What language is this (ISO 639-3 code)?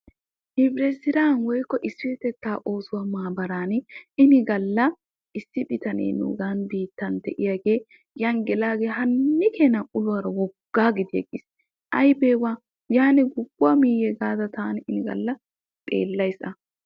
wal